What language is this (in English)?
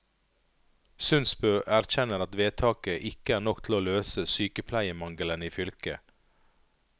Norwegian